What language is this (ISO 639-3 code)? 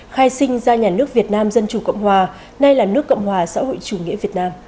vie